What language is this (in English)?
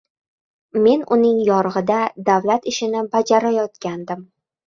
Uzbek